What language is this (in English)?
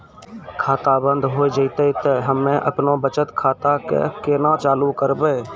Maithili